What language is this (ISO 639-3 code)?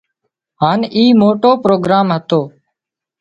kxp